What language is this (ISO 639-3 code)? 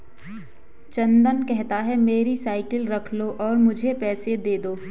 hin